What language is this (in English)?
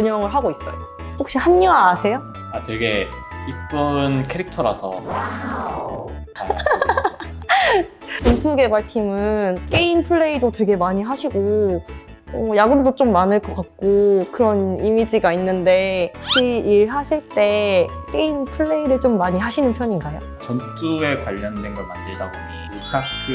Korean